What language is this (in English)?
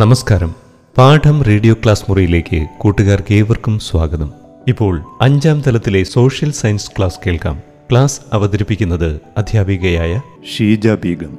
Malayalam